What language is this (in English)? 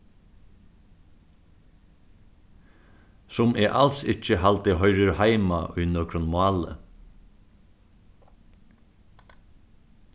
Faroese